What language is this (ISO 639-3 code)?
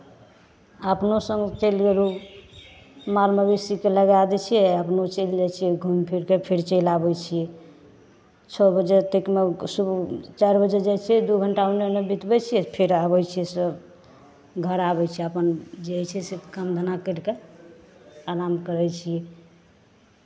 mai